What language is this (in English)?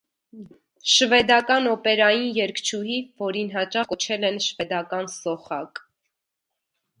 Armenian